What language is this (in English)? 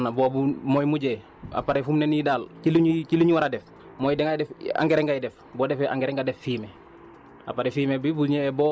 Wolof